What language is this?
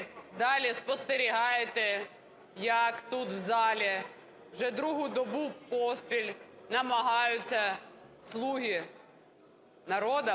Ukrainian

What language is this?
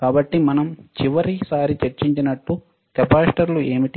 Telugu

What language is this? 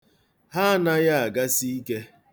Igbo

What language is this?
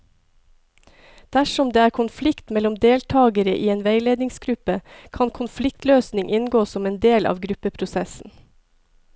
Norwegian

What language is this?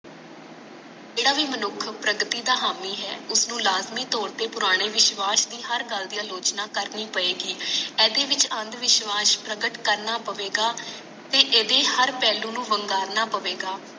Punjabi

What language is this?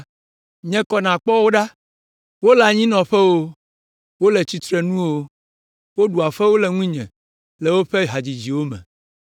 Ewe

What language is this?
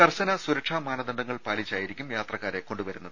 Malayalam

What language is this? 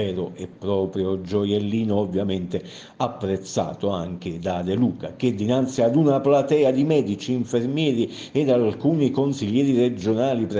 Italian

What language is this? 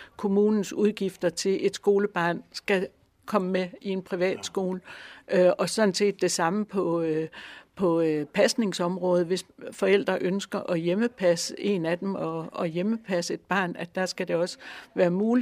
Danish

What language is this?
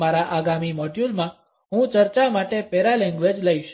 Gujarati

